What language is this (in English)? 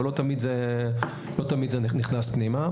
Hebrew